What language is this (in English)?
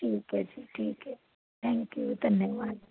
Punjabi